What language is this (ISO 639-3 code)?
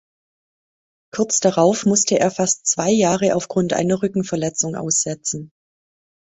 deu